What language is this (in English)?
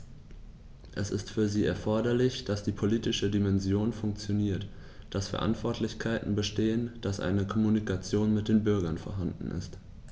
German